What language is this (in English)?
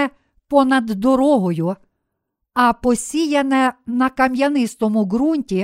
Ukrainian